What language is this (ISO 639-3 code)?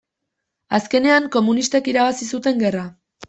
eus